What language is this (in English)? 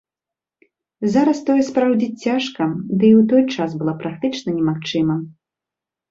Belarusian